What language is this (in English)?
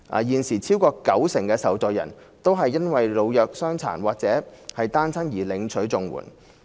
Cantonese